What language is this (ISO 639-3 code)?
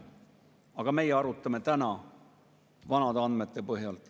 est